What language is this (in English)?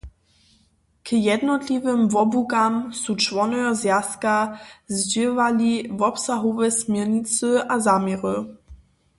Upper Sorbian